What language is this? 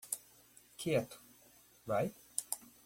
Portuguese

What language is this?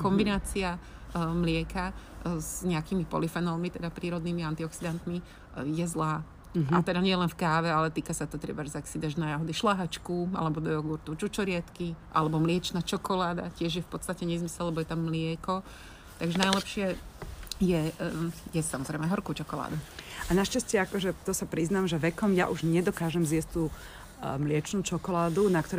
Slovak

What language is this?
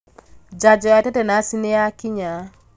Kikuyu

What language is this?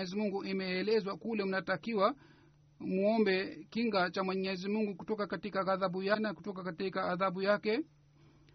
Swahili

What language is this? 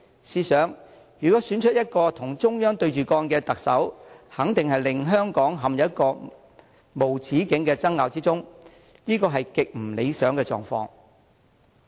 Cantonese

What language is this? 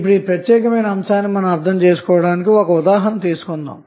Telugu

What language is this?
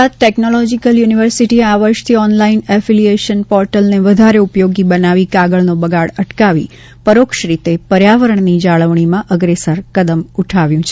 Gujarati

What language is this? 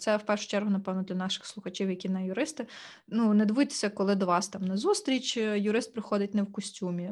Ukrainian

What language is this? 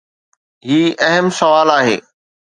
Sindhi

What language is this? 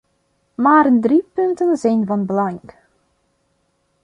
Dutch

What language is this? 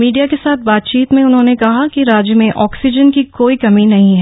Hindi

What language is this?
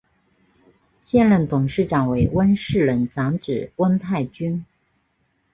Chinese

